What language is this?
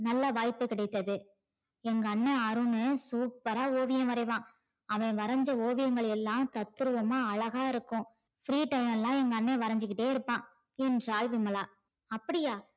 Tamil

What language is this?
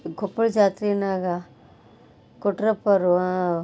Kannada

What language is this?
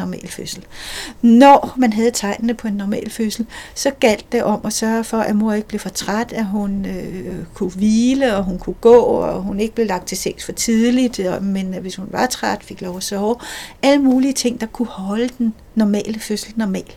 Danish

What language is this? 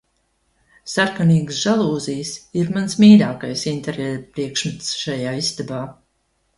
Latvian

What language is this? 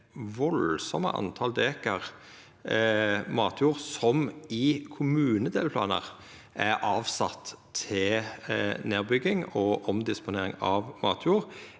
Norwegian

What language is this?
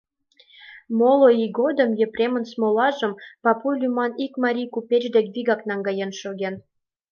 Mari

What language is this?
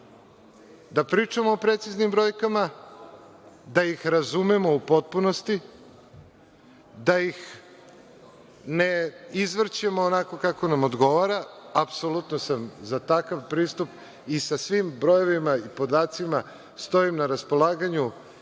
Serbian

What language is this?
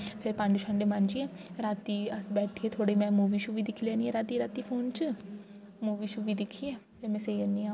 Dogri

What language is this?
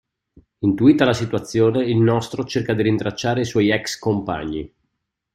Italian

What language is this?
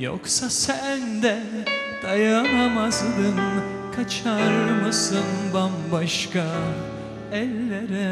Turkish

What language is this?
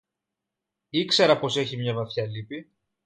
Greek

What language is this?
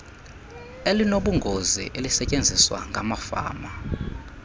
Xhosa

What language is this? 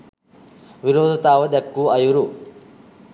Sinhala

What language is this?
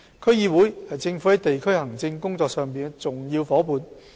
Cantonese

